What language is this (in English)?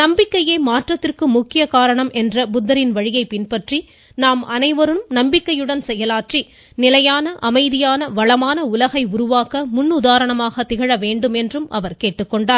Tamil